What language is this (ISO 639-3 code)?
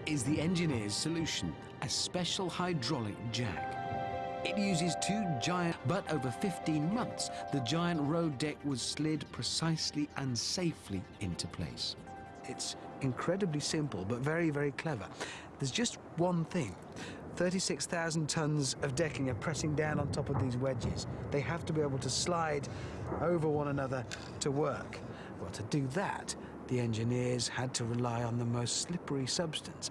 eng